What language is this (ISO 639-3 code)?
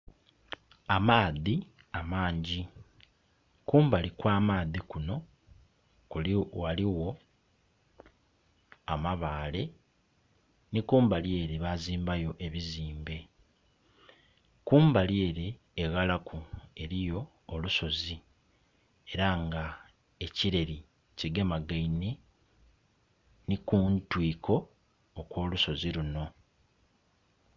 xog